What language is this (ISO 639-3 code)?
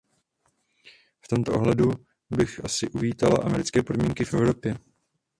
ces